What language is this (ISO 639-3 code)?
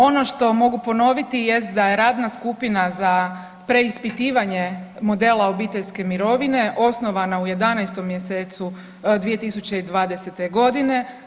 hrv